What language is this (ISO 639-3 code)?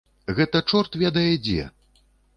bel